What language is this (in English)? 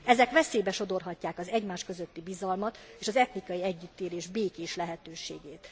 Hungarian